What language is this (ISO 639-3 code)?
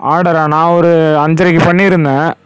tam